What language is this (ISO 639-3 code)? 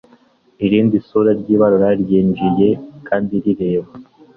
kin